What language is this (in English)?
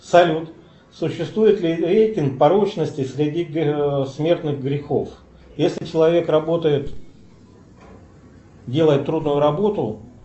Russian